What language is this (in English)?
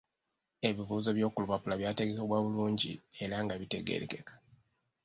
Ganda